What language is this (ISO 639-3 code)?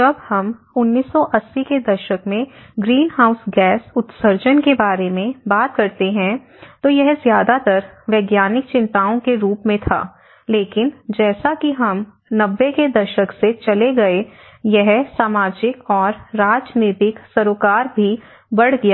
hin